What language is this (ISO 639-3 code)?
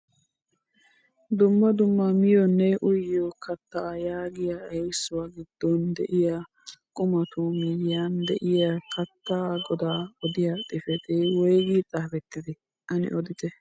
wal